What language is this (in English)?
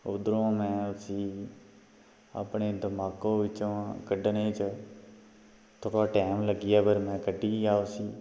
Dogri